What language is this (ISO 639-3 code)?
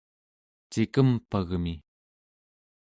esu